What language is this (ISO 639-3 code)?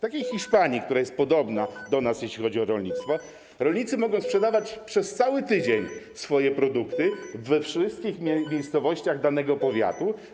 pol